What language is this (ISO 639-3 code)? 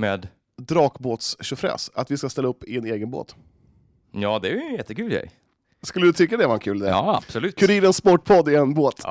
swe